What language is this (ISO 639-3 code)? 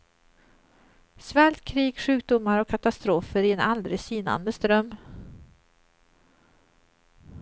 swe